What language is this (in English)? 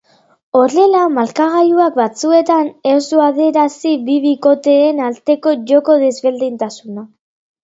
Basque